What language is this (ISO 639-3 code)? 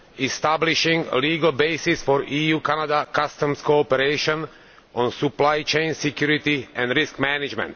eng